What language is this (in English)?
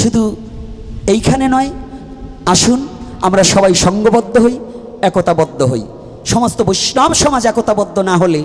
Bangla